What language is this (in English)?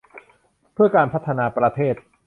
Thai